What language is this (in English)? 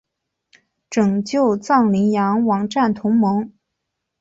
Chinese